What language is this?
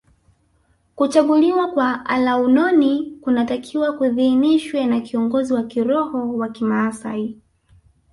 Swahili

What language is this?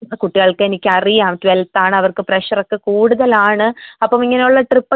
Malayalam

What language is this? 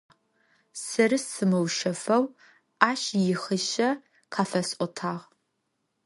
Adyghe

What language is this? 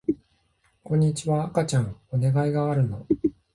Japanese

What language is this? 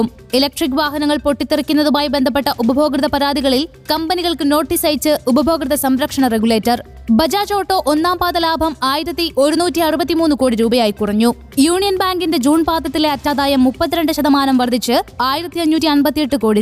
Malayalam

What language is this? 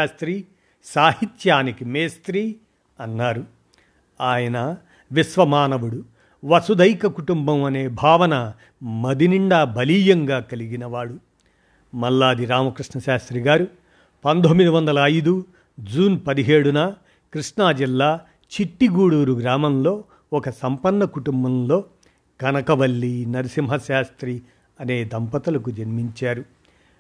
Telugu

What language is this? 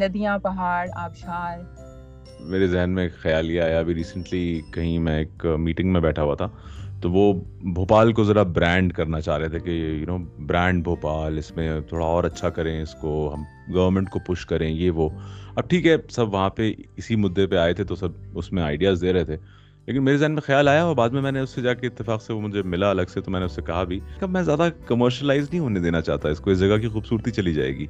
Urdu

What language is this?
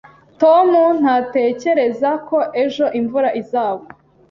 Kinyarwanda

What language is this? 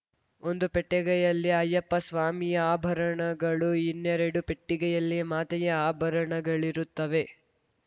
Kannada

